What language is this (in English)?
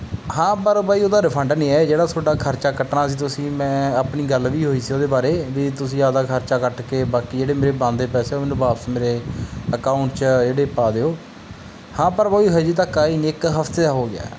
Punjabi